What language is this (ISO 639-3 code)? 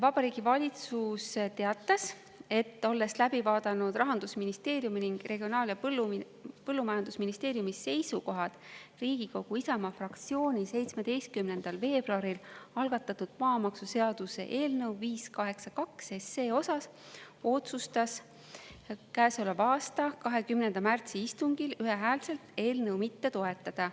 est